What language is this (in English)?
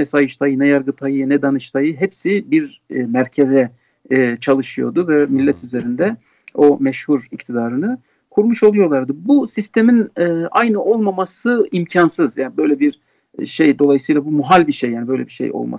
Turkish